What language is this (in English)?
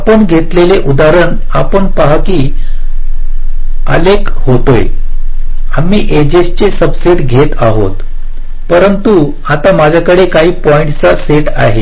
Marathi